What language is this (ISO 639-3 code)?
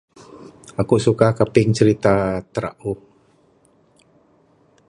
sdo